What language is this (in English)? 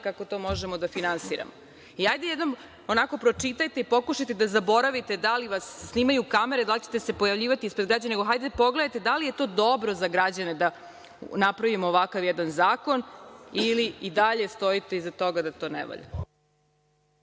Serbian